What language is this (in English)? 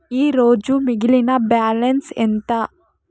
Telugu